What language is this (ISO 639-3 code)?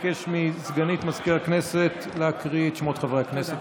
heb